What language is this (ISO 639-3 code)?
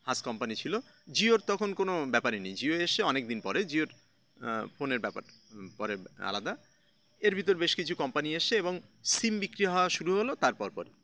ben